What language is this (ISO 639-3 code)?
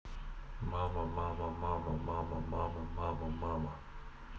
rus